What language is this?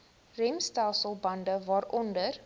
Afrikaans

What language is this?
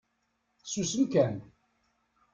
Kabyle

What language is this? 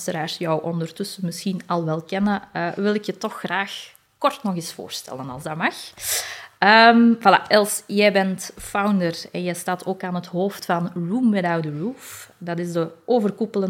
Dutch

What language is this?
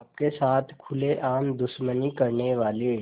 Hindi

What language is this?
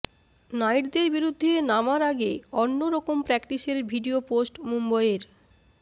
Bangla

